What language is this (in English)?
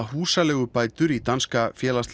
Icelandic